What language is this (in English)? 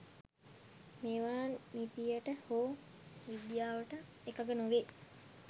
Sinhala